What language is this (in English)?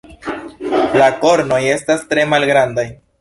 Esperanto